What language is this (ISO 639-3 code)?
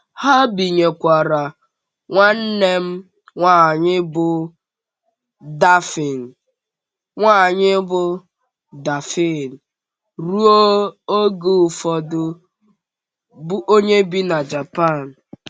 ibo